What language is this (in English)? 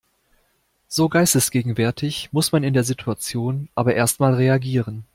German